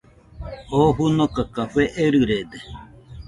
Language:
Nüpode Huitoto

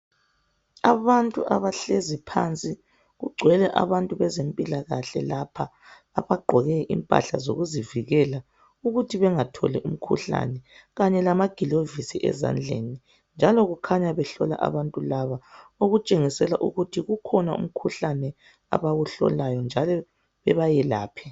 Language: North Ndebele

